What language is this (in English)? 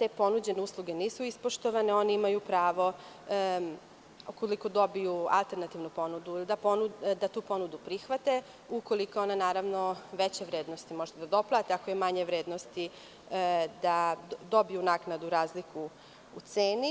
Serbian